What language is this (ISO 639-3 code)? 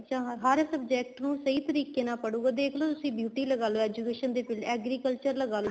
pan